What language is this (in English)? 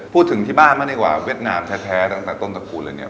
Thai